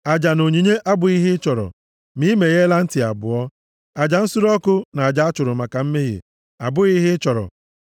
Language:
Igbo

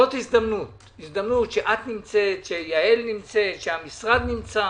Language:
Hebrew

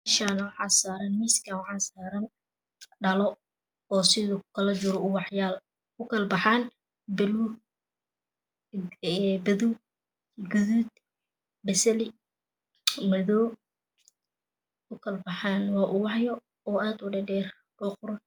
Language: Somali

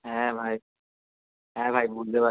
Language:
Bangla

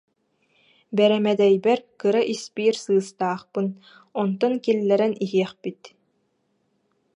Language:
Yakut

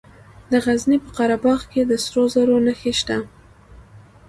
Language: Pashto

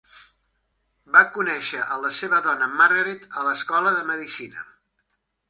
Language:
Catalan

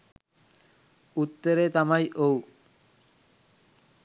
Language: Sinhala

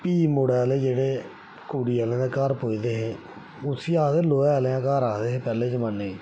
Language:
Dogri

